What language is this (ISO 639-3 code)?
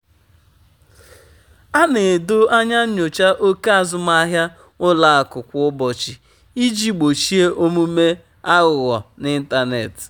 ibo